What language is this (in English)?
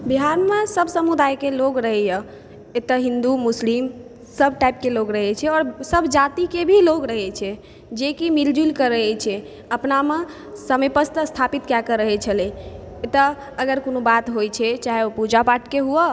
Maithili